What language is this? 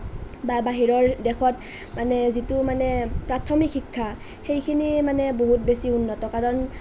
Assamese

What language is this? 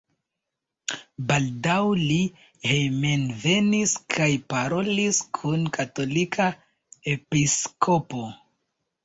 Esperanto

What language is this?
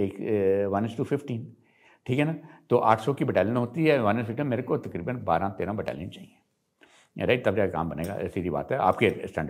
Hindi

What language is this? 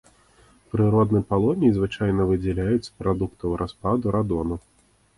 Belarusian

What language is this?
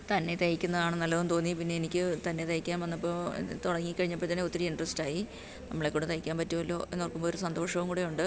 Malayalam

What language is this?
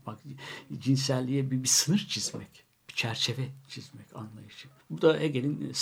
Turkish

